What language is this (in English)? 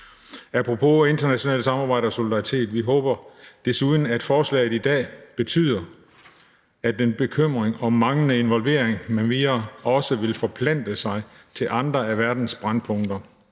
Danish